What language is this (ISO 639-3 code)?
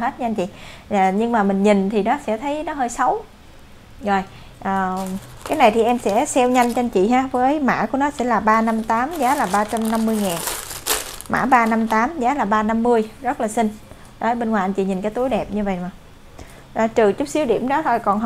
vie